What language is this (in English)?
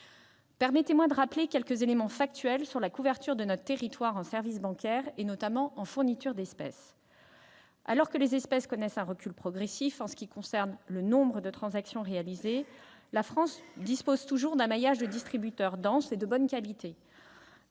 French